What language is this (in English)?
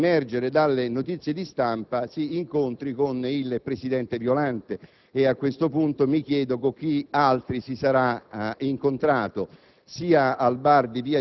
Italian